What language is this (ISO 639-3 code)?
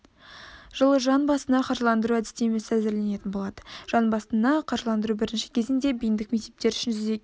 kaz